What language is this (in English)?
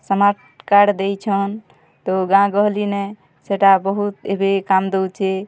Odia